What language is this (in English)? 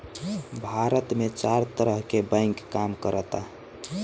Bhojpuri